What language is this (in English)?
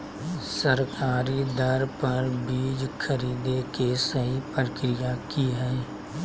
Magahi